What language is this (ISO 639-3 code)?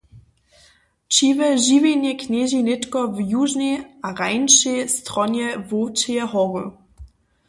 hsb